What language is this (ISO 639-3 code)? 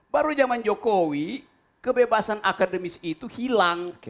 ind